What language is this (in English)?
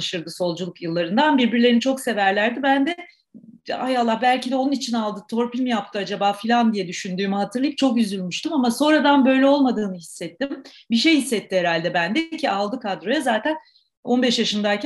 Turkish